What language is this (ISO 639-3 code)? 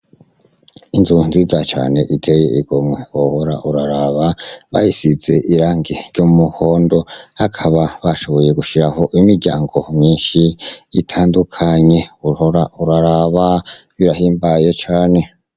run